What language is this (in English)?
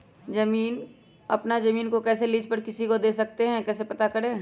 Magahi